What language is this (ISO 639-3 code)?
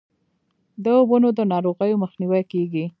pus